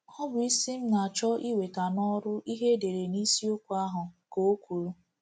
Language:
Igbo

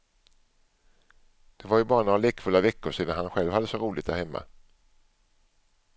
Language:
Swedish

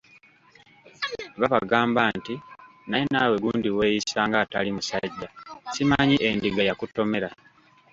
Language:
Ganda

